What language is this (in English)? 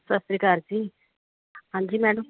Punjabi